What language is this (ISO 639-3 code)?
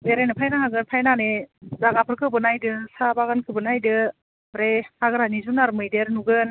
brx